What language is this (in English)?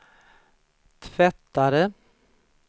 Swedish